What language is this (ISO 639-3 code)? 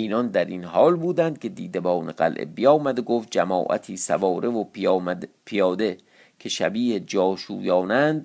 fas